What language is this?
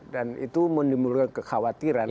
Indonesian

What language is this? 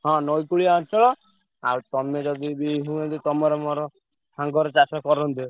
Odia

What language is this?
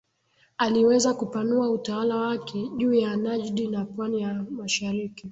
Swahili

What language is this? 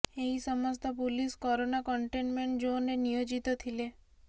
Odia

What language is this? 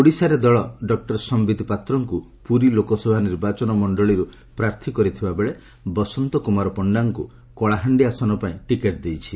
Odia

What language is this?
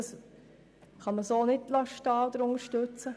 Swiss German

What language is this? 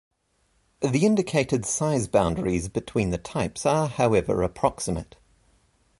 English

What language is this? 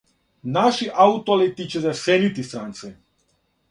Serbian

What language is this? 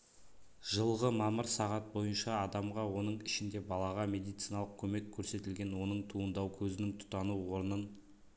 Kazakh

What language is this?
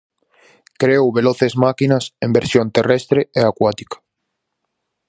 Galician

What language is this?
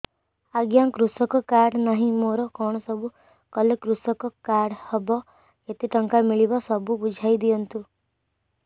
Odia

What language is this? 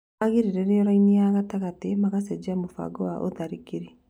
Kikuyu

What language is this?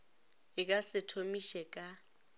Northern Sotho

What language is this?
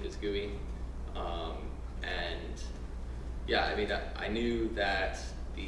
English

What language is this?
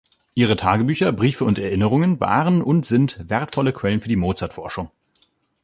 German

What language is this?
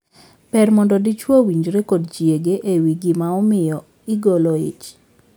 Luo (Kenya and Tanzania)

